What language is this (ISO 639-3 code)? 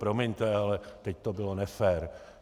ces